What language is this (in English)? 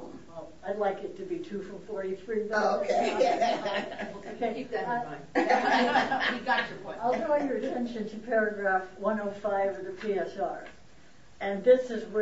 English